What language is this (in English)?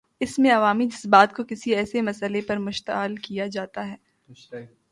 Urdu